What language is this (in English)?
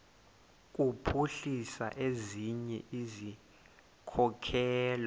Xhosa